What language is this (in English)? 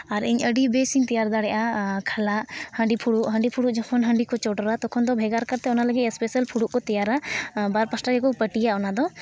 Santali